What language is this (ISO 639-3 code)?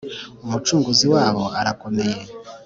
kin